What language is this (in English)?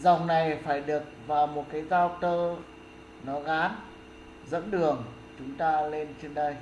Vietnamese